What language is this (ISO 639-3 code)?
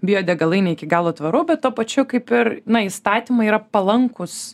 lit